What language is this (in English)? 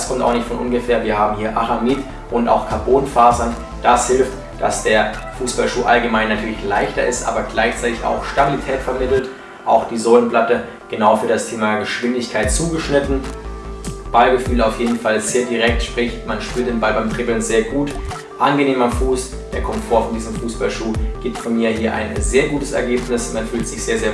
German